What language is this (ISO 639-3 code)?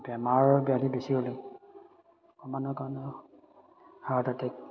asm